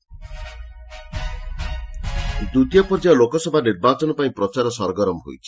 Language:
Odia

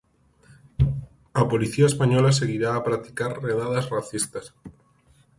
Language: Galician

